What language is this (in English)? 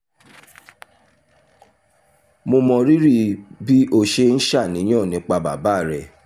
Yoruba